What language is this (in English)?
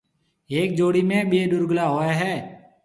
Marwari (Pakistan)